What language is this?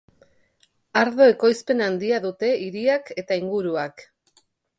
Basque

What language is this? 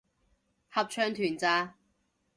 Cantonese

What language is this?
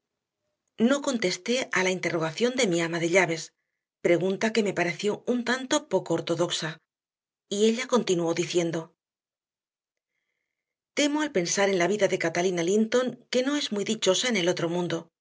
Spanish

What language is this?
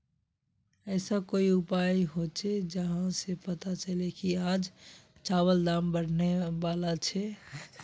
Magahi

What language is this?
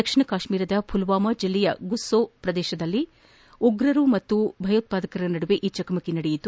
Kannada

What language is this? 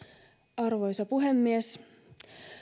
Finnish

